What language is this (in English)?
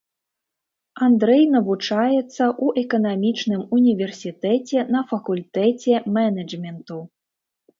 Belarusian